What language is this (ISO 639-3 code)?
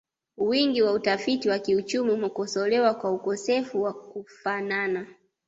swa